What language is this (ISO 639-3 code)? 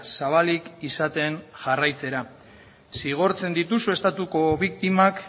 eus